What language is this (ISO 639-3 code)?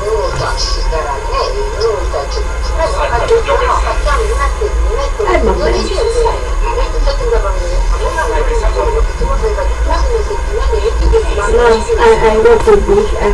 ita